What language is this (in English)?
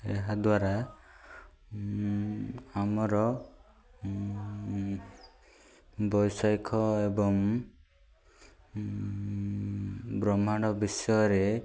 Odia